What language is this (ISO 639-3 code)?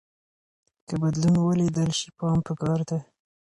pus